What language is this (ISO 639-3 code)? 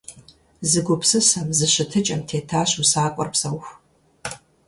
kbd